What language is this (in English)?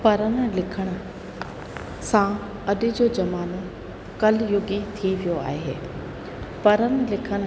Sindhi